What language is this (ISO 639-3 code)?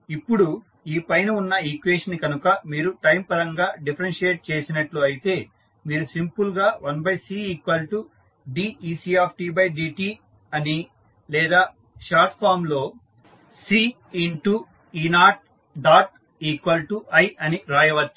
tel